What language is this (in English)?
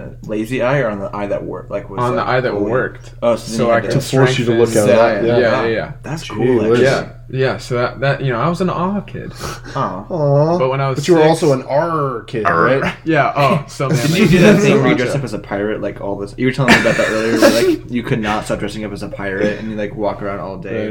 English